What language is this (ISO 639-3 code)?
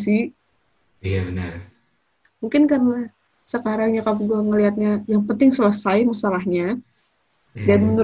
ind